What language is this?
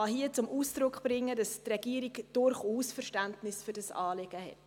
Swiss German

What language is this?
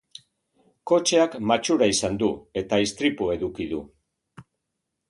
Basque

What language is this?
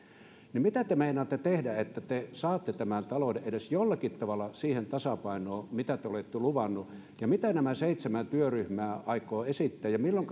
Finnish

